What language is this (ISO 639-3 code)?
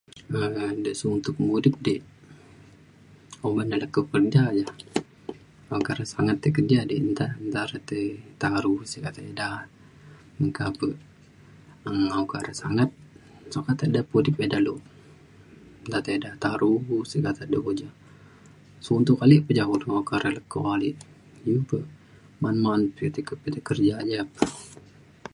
xkl